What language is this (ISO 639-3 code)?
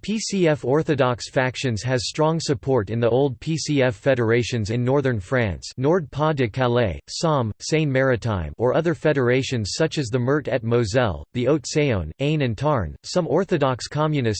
eng